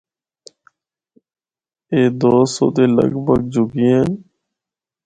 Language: Northern Hindko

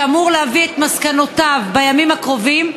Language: Hebrew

